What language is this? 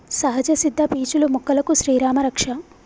Telugu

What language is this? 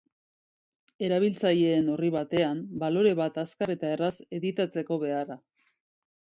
Basque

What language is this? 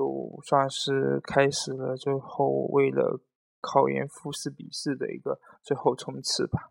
Chinese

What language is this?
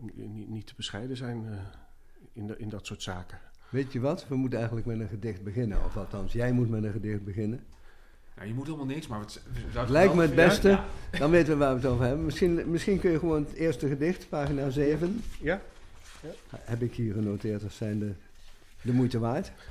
Dutch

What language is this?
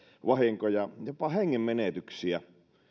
Finnish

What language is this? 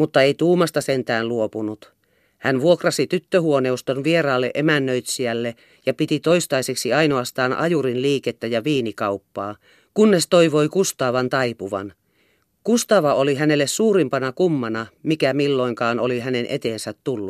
Finnish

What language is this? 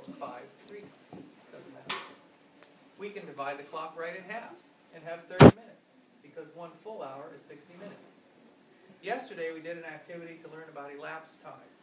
English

